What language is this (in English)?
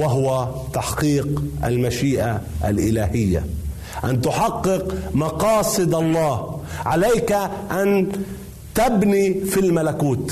Arabic